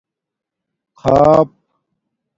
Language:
Domaaki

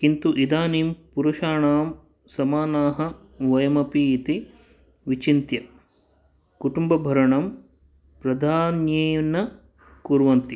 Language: Sanskrit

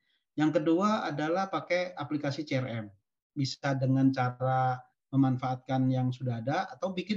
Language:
Indonesian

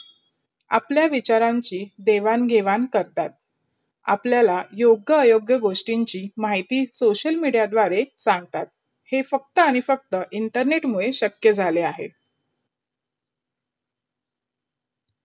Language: Marathi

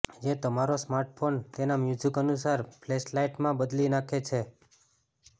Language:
Gujarati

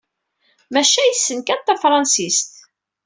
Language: Kabyle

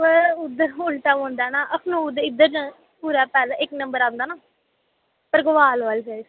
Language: Dogri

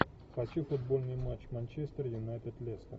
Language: Russian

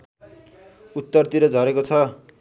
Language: Nepali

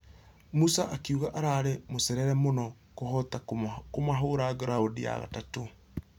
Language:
Kikuyu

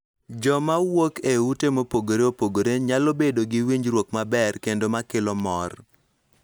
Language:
Luo (Kenya and Tanzania)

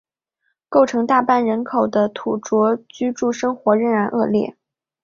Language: Chinese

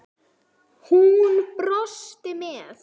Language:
Icelandic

